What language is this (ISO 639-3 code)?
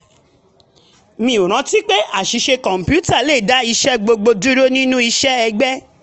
yor